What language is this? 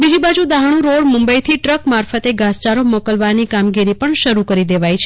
Gujarati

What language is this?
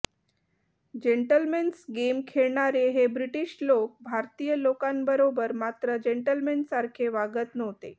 Marathi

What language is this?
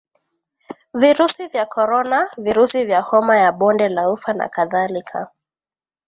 Swahili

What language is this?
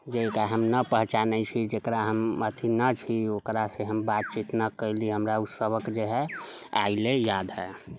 Maithili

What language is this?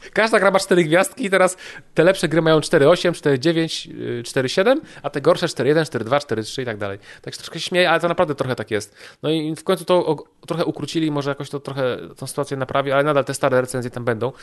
Polish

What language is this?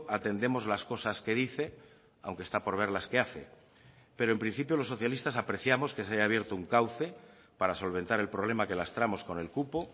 Spanish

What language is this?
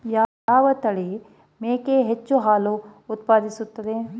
Kannada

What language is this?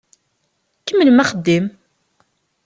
Kabyle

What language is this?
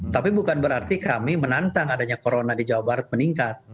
Indonesian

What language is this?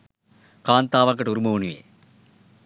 Sinhala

